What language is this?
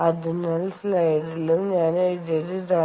Malayalam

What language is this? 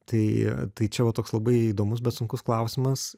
Lithuanian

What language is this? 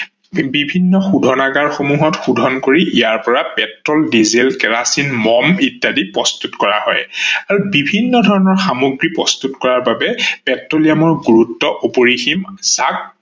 Assamese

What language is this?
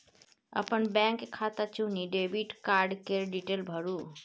Maithili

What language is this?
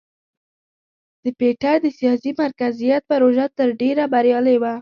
Pashto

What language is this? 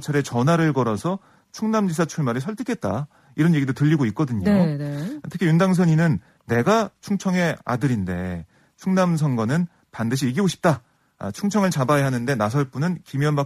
Korean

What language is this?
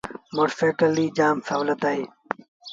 Sindhi Bhil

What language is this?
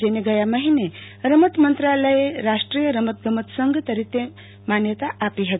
Gujarati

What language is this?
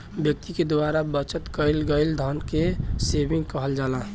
Bhojpuri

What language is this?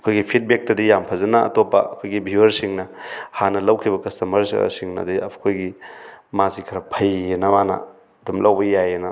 Manipuri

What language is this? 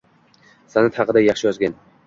Uzbek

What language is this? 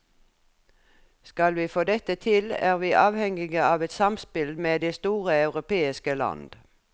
Norwegian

